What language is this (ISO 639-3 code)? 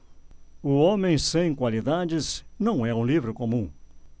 por